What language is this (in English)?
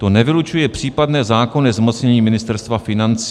Czech